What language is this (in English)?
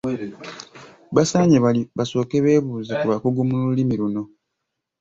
Ganda